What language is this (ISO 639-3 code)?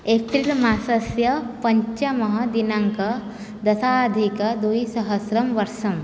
san